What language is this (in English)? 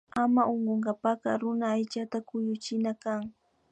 Imbabura Highland Quichua